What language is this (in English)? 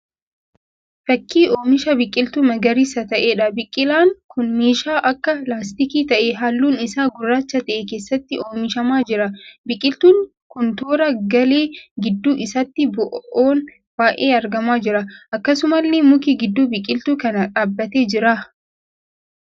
Oromo